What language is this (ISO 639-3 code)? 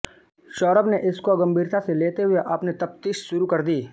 hin